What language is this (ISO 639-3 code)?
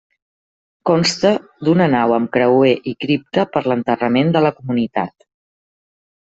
cat